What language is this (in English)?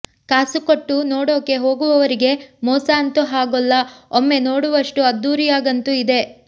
Kannada